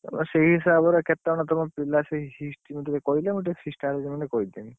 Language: Odia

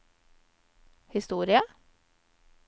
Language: Norwegian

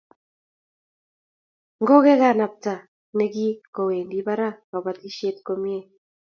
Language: Kalenjin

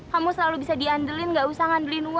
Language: Indonesian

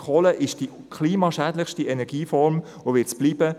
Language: Swiss German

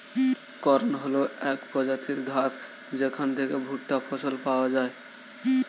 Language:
Bangla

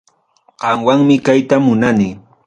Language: Ayacucho Quechua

